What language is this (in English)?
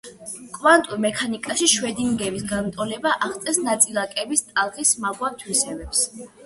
Georgian